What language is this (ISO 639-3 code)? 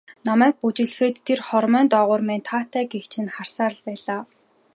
mon